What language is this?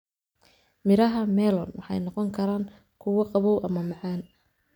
Somali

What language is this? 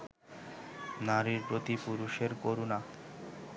Bangla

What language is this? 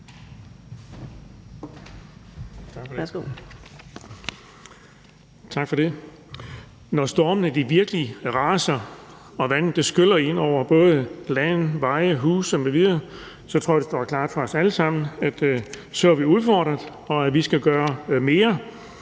Danish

